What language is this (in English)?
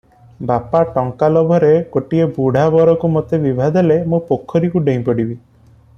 Odia